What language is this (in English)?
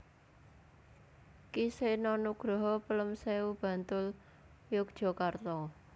Javanese